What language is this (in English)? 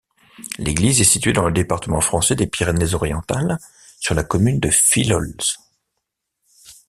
French